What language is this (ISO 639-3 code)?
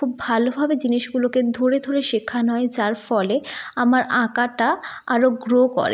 ben